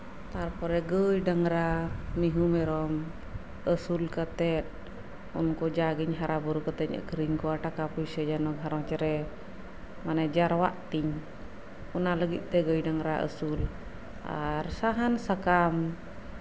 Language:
Santali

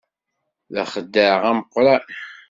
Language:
Kabyle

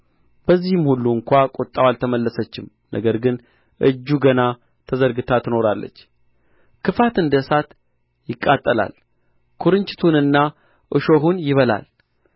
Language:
Amharic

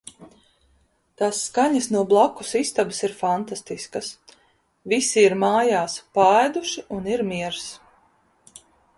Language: Latvian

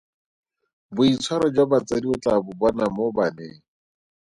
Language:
Tswana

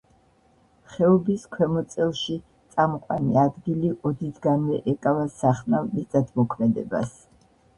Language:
Georgian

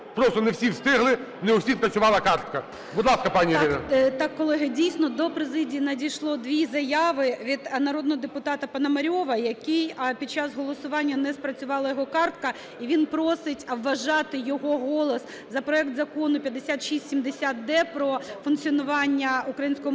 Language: Ukrainian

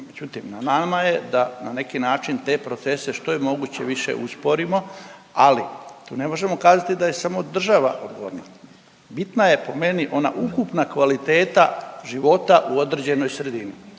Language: Croatian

